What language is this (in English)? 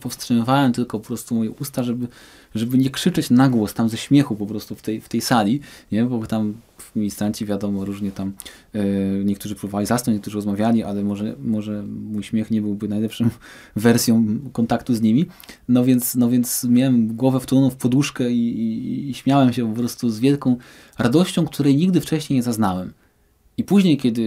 Polish